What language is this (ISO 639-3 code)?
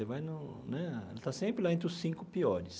por